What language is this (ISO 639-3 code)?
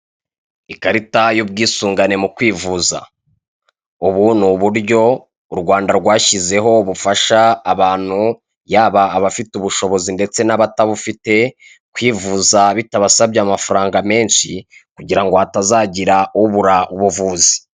kin